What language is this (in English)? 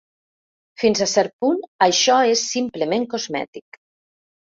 Catalan